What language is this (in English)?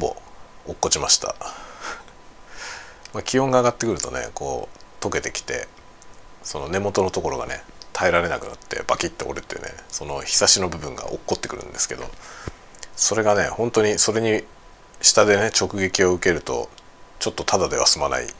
Japanese